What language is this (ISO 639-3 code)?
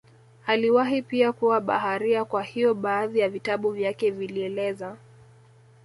swa